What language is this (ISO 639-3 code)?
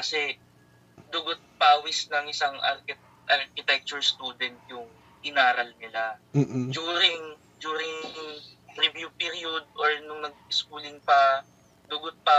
fil